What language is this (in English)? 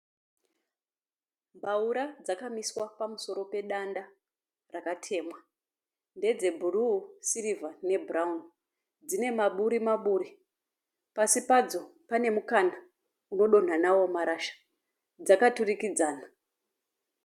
Shona